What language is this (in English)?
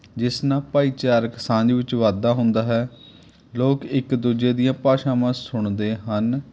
Punjabi